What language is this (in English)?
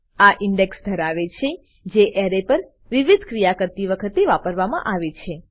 Gujarati